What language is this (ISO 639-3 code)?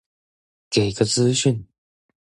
zho